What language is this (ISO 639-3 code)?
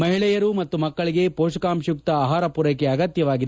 kan